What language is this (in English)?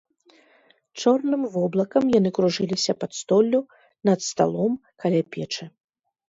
Belarusian